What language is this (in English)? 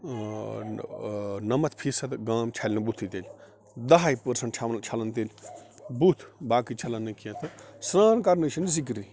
Kashmiri